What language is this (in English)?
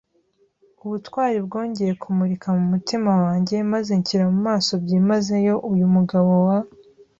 Kinyarwanda